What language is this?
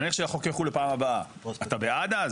Hebrew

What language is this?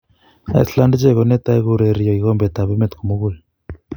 Kalenjin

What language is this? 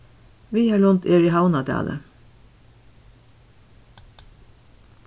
Faroese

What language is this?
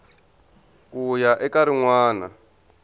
Tsonga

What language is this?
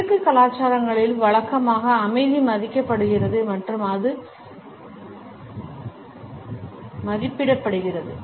Tamil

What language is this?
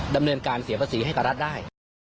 Thai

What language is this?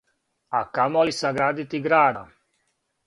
Serbian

